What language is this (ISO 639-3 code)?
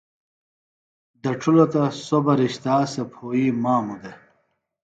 phl